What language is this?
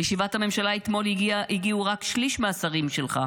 Hebrew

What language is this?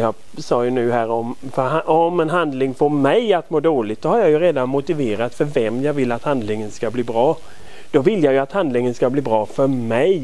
Swedish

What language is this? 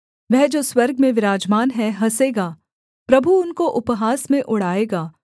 Hindi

